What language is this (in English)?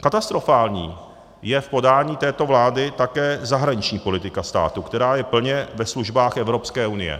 Czech